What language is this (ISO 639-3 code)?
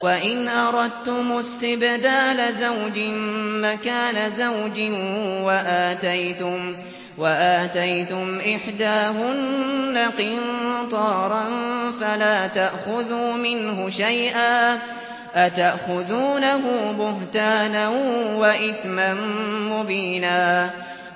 ara